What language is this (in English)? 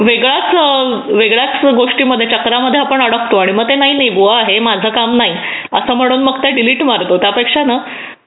Marathi